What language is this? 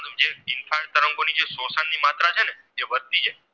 Gujarati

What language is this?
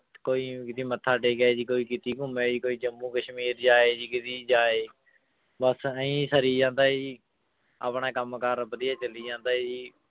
Punjabi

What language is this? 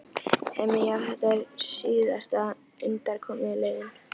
Icelandic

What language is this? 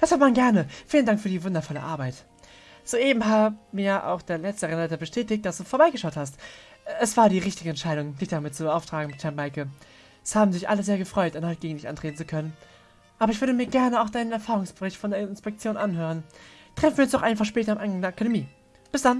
German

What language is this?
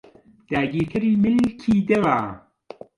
Central Kurdish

